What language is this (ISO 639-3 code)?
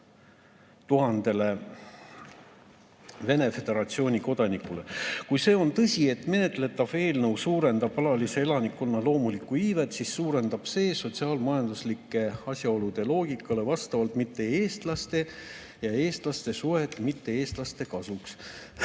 est